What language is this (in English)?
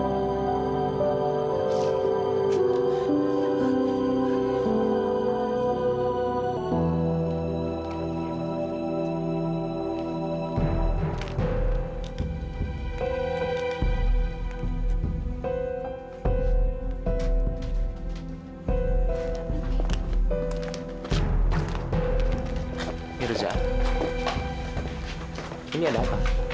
Indonesian